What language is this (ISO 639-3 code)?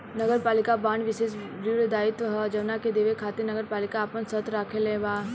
bho